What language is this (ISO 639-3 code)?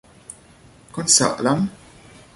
vie